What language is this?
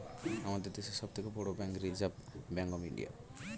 Bangla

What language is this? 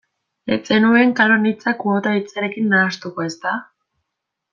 Basque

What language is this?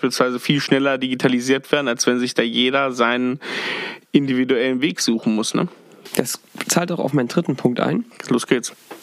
German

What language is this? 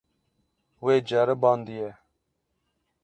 Kurdish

